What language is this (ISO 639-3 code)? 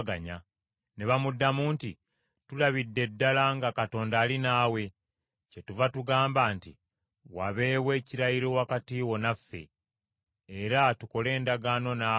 lug